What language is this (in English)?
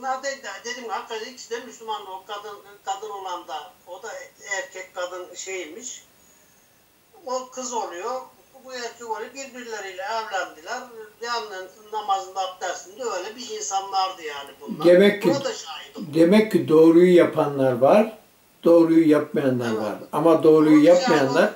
Turkish